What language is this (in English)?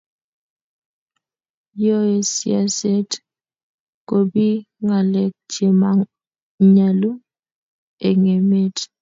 Kalenjin